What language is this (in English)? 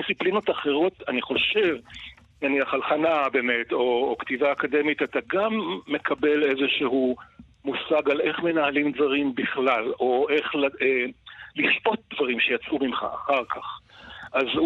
Hebrew